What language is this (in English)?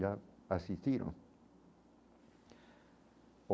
Portuguese